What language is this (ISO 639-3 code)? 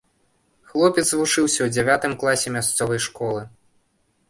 bel